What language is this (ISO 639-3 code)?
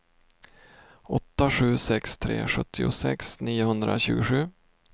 swe